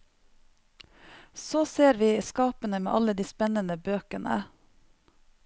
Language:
Norwegian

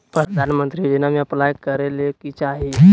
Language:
Magahi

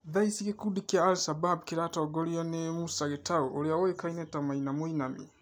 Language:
Kikuyu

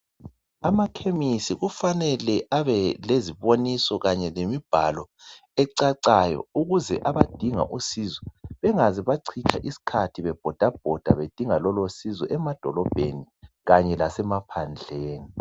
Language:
North Ndebele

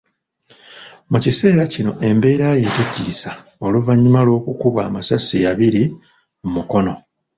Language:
Ganda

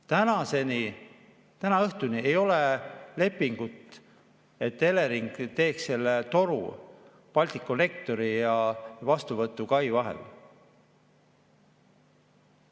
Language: Estonian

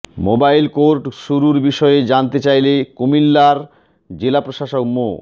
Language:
Bangla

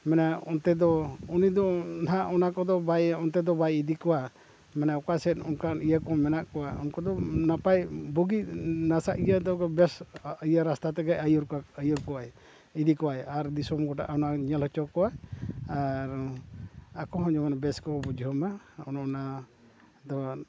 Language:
Santali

